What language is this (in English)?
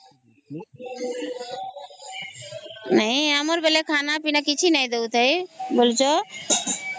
Odia